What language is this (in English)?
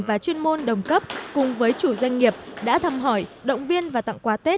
Vietnamese